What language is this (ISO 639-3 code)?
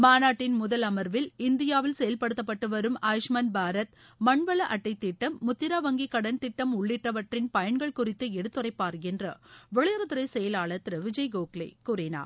tam